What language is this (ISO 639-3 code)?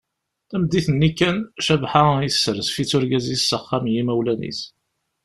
kab